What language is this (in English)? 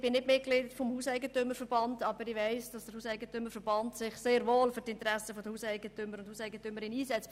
Swiss German